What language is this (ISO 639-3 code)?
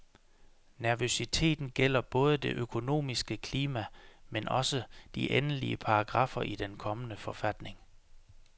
dan